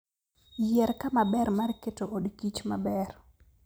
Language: Luo (Kenya and Tanzania)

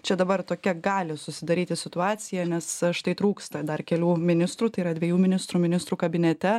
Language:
Lithuanian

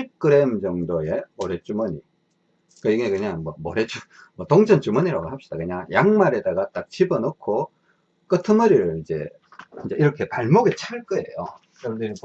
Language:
Korean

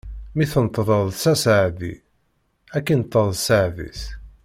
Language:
Kabyle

